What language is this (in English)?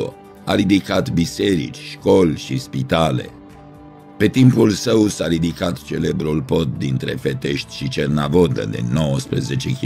Romanian